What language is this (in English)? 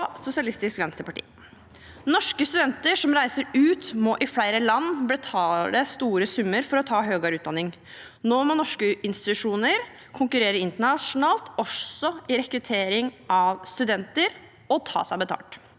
Norwegian